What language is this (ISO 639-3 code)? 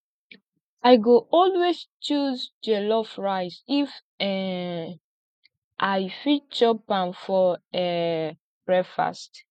pcm